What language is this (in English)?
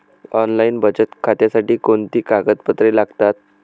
Marathi